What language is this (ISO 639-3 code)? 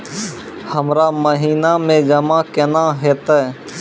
mai